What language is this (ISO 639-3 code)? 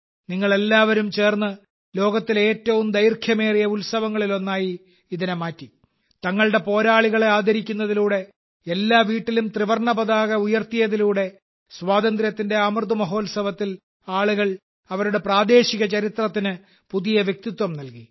mal